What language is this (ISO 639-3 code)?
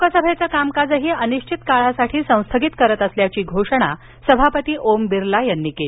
mar